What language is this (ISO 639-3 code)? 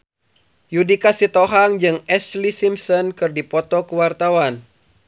sun